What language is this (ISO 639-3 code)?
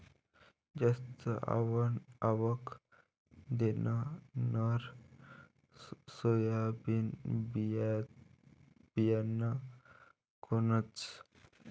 mar